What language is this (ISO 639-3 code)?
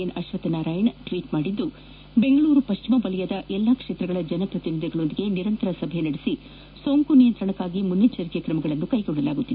kan